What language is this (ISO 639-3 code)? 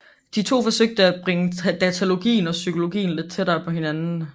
dan